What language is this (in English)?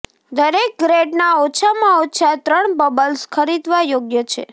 Gujarati